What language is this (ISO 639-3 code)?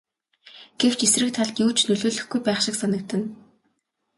mon